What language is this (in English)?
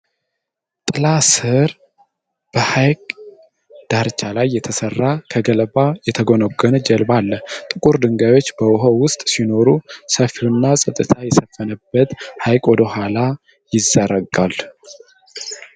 Amharic